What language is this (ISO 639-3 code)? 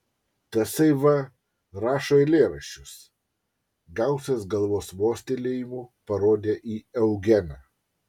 lit